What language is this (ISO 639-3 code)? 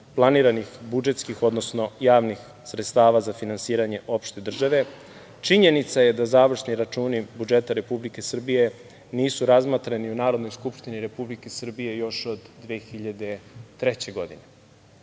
srp